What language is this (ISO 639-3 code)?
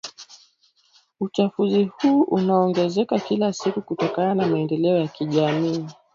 swa